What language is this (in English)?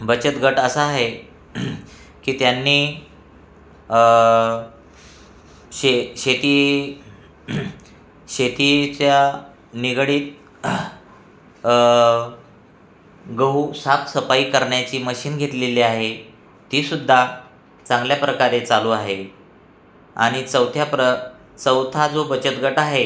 Marathi